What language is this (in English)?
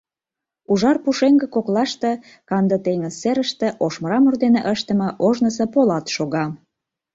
Mari